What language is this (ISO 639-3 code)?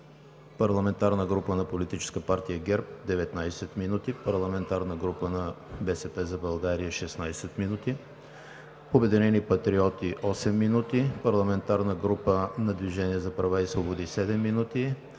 bul